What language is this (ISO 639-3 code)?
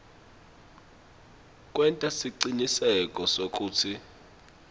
ssw